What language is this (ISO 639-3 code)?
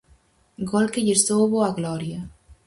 glg